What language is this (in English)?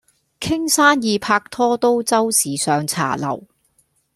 Cantonese